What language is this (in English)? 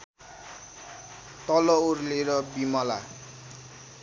Nepali